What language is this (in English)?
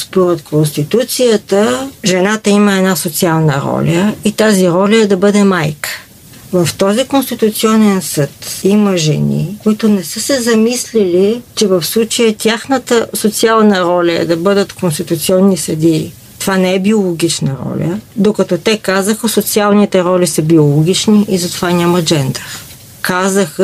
Bulgarian